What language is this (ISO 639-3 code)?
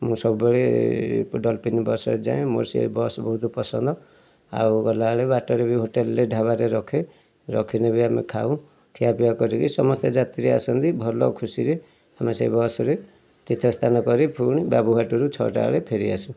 ori